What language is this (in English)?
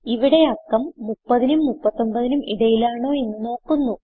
Malayalam